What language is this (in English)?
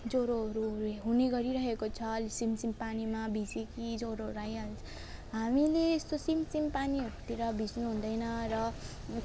Nepali